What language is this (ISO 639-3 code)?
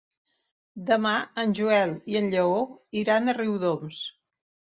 cat